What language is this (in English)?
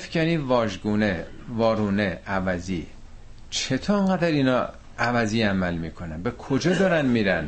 Persian